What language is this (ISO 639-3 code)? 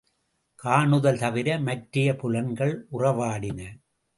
tam